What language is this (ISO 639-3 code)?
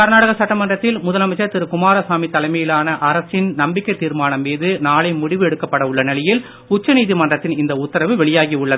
tam